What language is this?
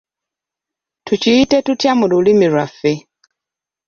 Ganda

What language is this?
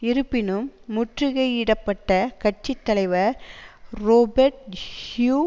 Tamil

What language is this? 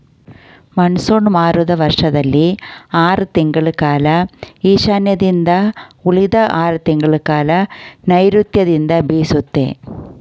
Kannada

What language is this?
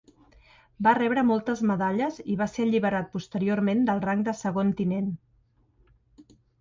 Catalan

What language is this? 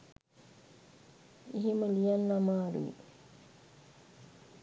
Sinhala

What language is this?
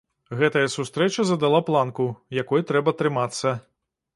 Belarusian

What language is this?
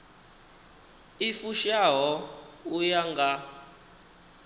Venda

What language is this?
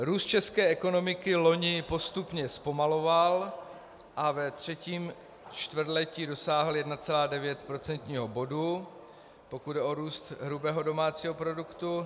Czech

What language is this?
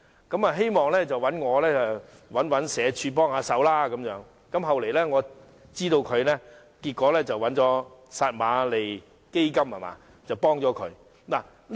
Cantonese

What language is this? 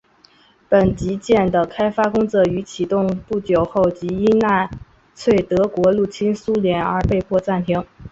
Chinese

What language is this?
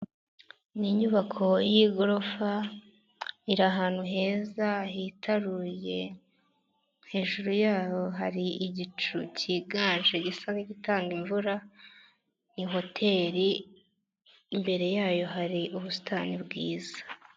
Kinyarwanda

